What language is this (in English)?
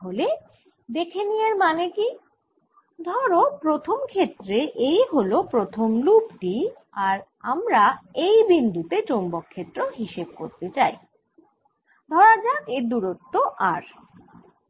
Bangla